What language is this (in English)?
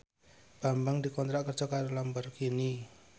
Javanese